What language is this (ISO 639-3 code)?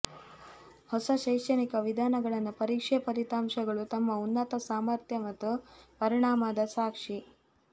kan